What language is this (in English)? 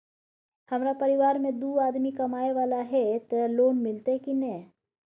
Maithili